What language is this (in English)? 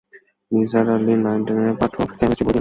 Bangla